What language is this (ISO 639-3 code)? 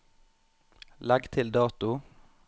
nor